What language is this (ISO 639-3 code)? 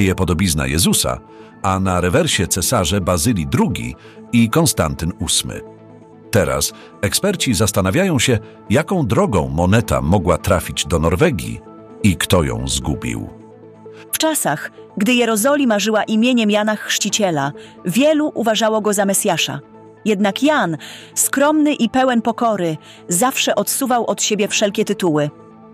pol